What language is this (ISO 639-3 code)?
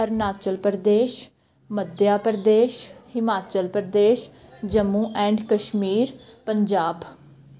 pan